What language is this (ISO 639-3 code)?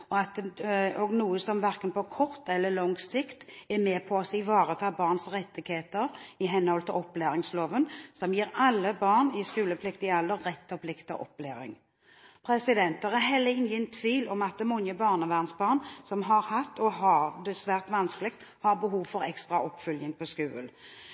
nob